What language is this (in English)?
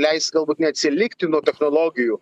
Lithuanian